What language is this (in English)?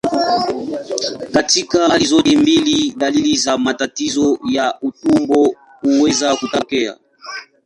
Swahili